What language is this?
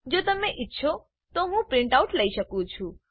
Gujarati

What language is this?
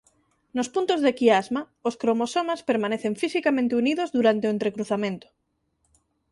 Galician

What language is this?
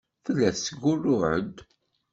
Kabyle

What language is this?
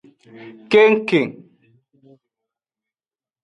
Aja (Benin)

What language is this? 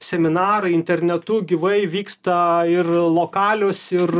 Lithuanian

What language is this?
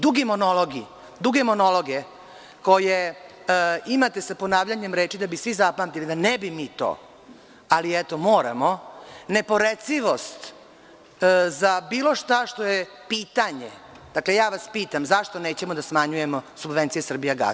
Serbian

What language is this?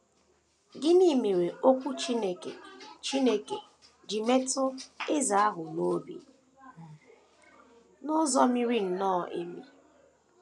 Igbo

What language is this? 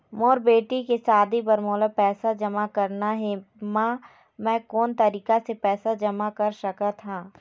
Chhattisgarhi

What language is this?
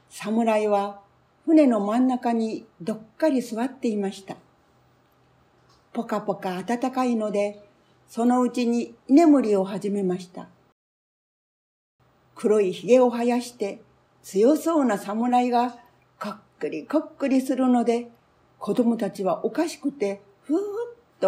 Japanese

